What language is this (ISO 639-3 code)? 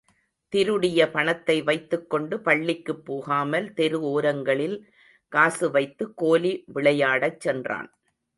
tam